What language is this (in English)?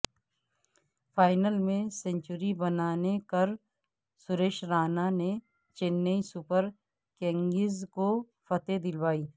Urdu